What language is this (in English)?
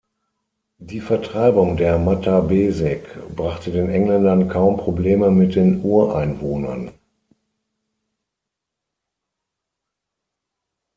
German